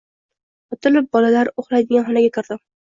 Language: Uzbek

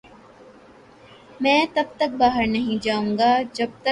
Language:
Urdu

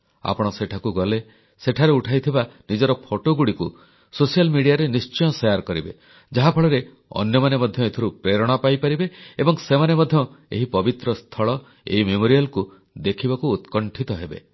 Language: Odia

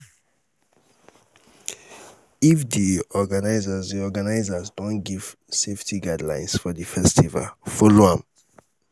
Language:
Nigerian Pidgin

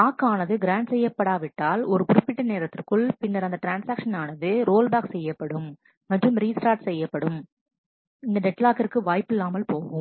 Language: Tamil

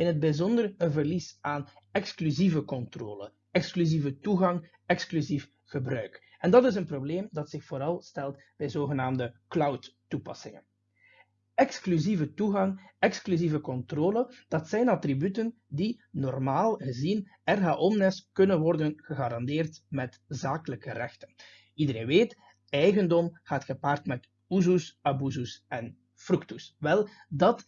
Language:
Dutch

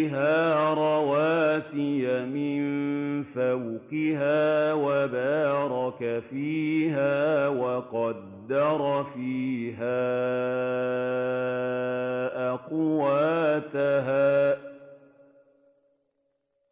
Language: Arabic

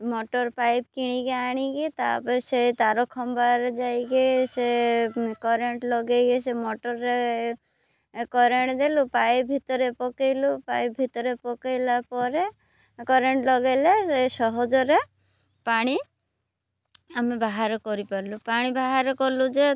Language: Odia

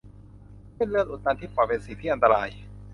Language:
Thai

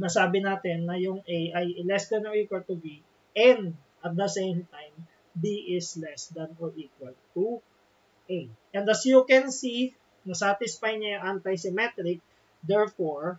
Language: Filipino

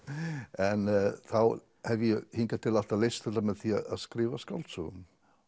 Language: Icelandic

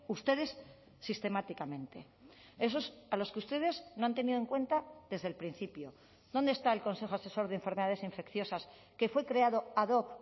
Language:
Spanish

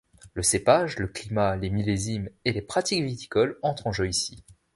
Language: French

